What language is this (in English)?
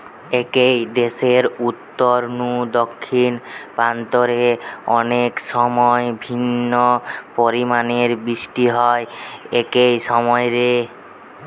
Bangla